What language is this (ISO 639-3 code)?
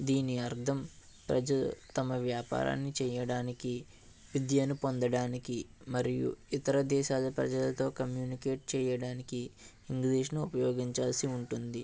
tel